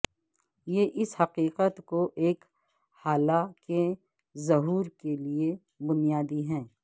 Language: Urdu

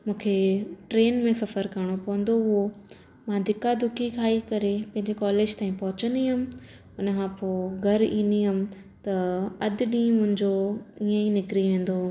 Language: Sindhi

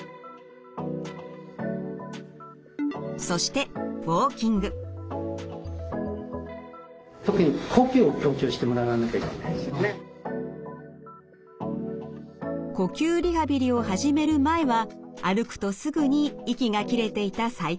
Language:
Japanese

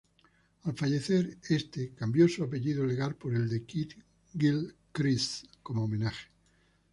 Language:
Spanish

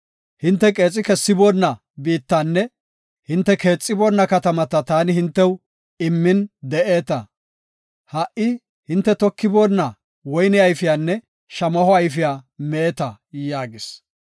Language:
Gofa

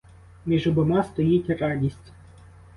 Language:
Ukrainian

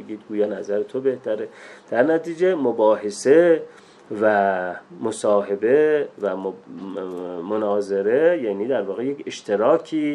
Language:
Persian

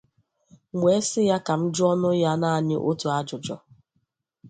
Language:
Igbo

